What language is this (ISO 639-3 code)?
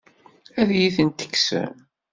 kab